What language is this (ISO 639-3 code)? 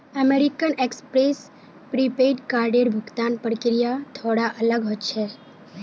mag